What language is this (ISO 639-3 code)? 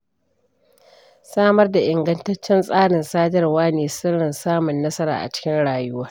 hau